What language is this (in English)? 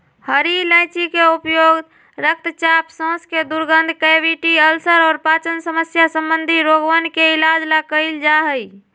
Magahi